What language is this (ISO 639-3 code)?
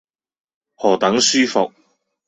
yue